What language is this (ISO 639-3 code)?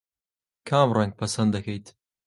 ckb